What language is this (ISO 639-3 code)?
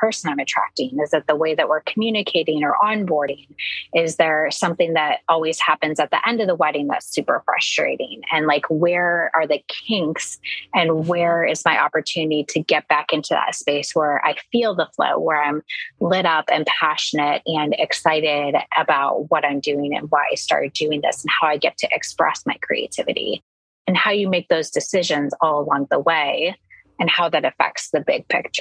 eng